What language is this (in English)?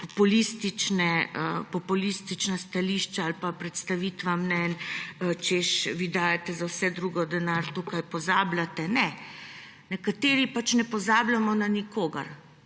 Slovenian